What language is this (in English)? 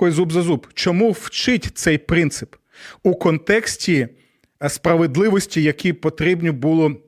Ukrainian